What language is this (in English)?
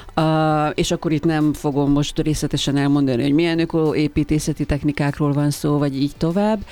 Hungarian